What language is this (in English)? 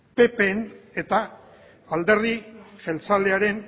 Basque